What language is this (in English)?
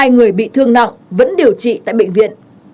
Vietnamese